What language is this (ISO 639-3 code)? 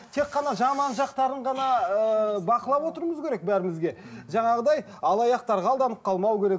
kaz